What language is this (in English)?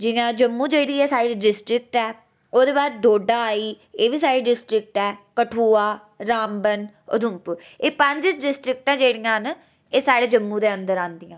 Dogri